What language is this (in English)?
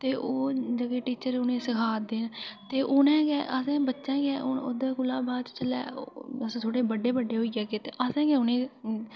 Dogri